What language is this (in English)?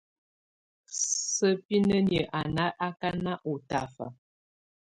Tunen